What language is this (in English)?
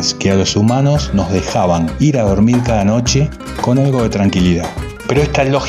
Spanish